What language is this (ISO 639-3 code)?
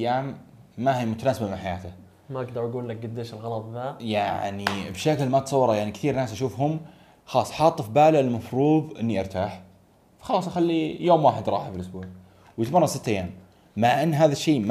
ara